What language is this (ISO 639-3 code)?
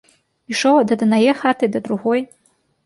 bel